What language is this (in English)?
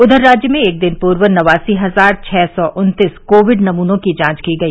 Hindi